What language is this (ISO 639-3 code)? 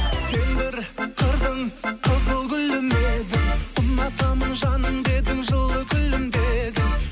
kaz